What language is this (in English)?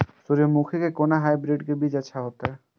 Maithili